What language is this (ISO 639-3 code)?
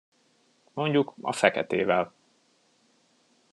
hun